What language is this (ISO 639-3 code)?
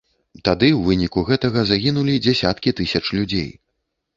bel